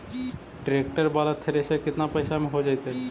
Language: Magahi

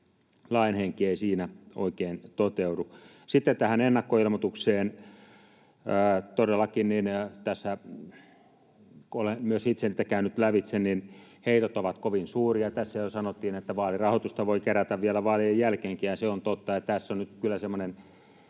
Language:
Finnish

